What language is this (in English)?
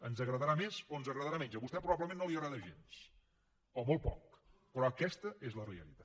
Catalan